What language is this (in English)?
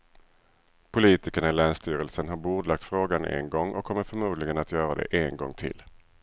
Swedish